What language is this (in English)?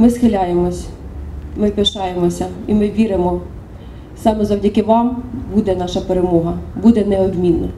Ukrainian